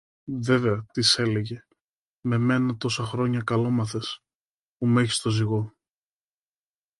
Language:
Greek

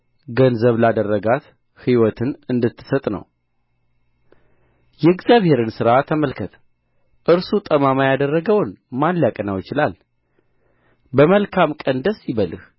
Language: Amharic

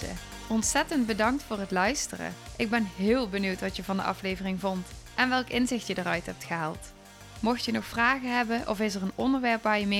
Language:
Dutch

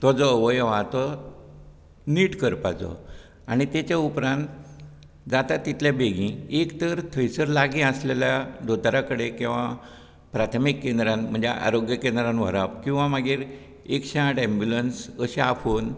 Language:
Konkani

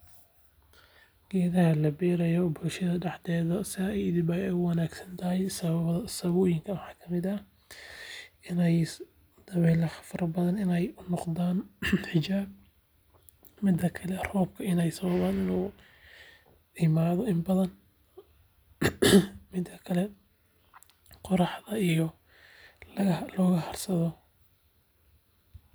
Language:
Somali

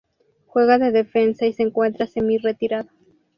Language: Spanish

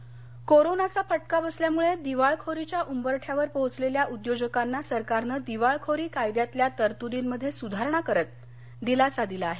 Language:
Marathi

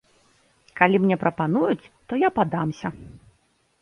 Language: Belarusian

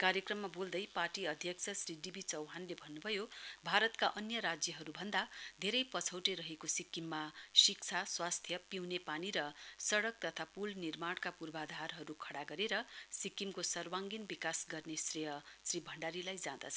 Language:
Nepali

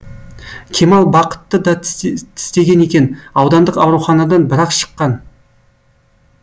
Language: Kazakh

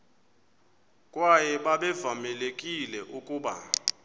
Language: Xhosa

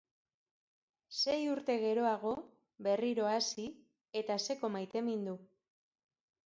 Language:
Basque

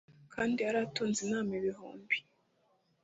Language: Kinyarwanda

